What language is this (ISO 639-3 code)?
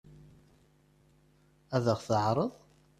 kab